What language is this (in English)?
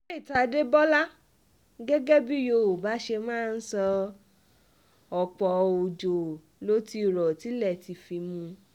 Yoruba